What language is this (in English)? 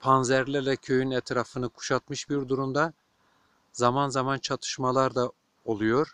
Turkish